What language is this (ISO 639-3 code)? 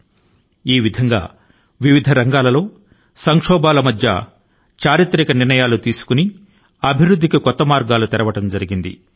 tel